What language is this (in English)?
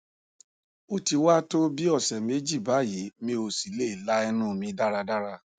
Yoruba